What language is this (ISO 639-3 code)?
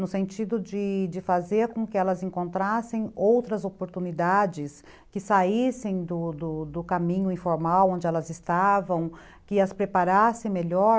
por